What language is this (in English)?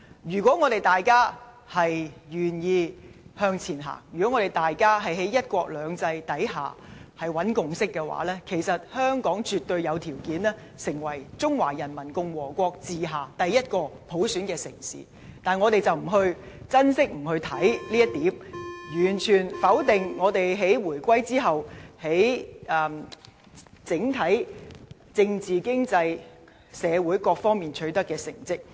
Cantonese